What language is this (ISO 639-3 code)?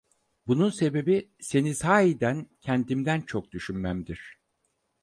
tur